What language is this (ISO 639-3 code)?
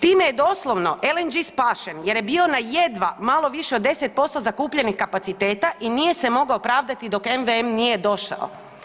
hrv